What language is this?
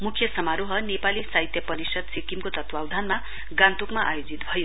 Nepali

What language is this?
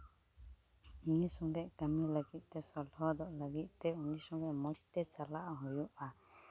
Santali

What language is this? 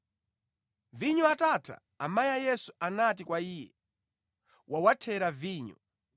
Nyanja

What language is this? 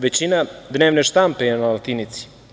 Serbian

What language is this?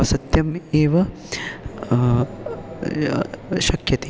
Sanskrit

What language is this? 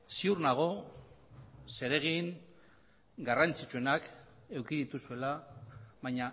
Basque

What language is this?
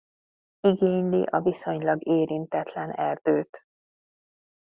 Hungarian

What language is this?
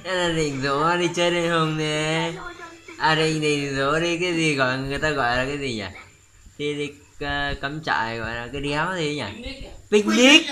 Vietnamese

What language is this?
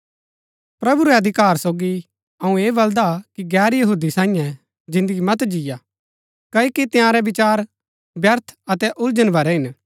Gaddi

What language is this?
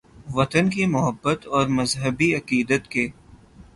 Urdu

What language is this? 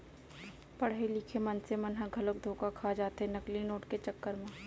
Chhattisgarhi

